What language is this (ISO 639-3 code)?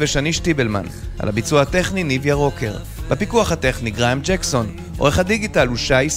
heb